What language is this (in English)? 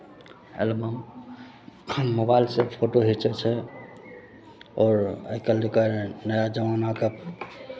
Maithili